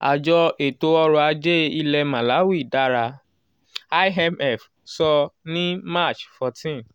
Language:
Yoruba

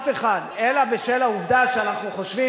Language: Hebrew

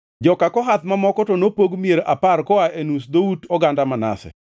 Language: Luo (Kenya and Tanzania)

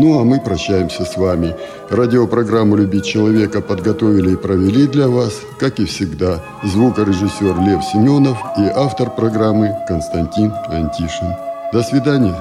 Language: Russian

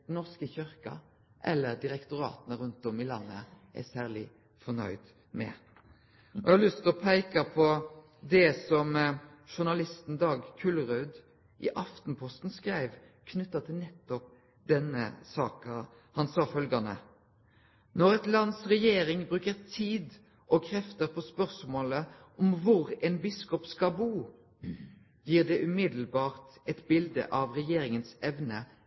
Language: Norwegian Nynorsk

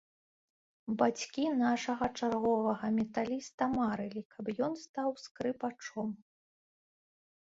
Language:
Belarusian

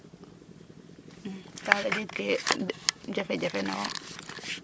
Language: Serer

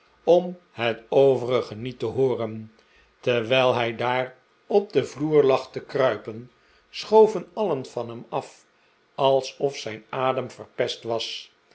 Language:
Dutch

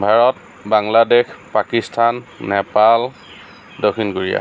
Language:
Assamese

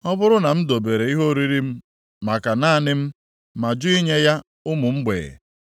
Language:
Igbo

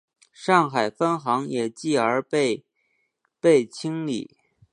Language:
Chinese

